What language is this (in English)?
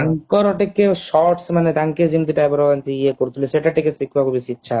Odia